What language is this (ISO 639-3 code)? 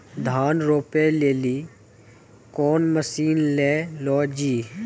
mai